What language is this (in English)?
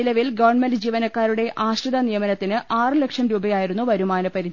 Malayalam